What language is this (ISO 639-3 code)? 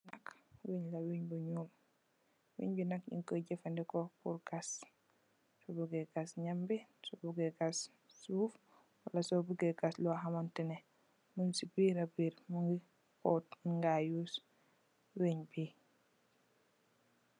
wol